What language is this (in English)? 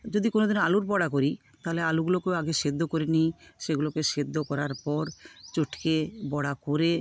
Bangla